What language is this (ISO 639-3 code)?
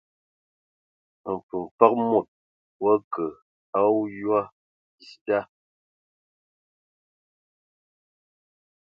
ewo